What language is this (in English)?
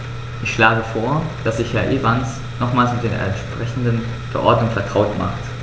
German